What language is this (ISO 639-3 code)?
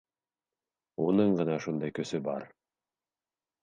bak